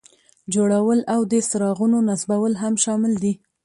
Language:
Pashto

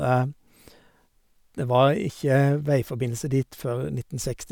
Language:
Norwegian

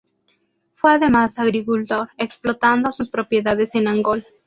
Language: Spanish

